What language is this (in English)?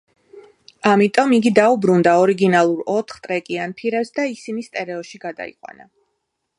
Georgian